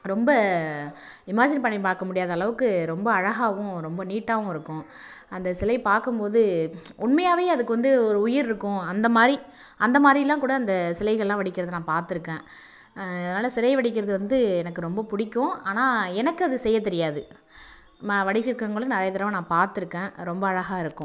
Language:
Tamil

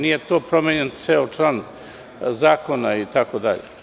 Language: Serbian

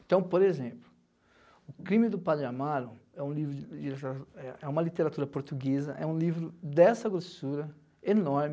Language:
Portuguese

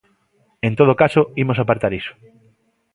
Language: Galician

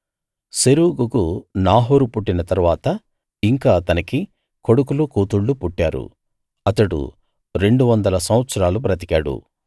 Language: Telugu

